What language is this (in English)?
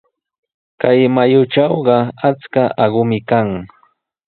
Sihuas Ancash Quechua